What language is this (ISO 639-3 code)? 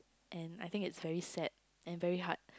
eng